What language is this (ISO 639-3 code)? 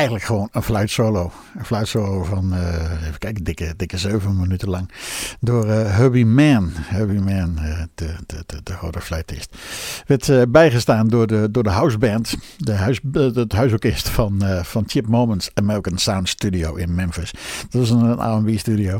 nld